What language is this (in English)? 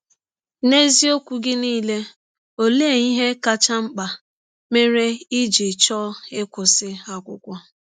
Igbo